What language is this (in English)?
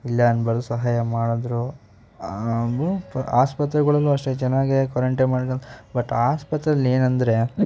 Kannada